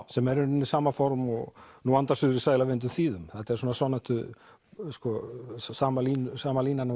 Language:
Icelandic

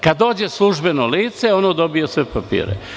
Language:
Serbian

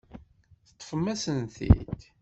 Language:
Kabyle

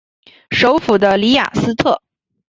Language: Chinese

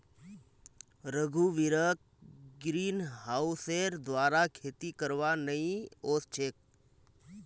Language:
Magahi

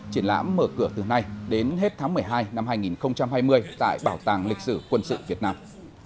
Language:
Vietnamese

